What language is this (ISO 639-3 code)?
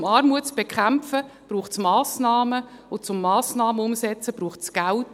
gsw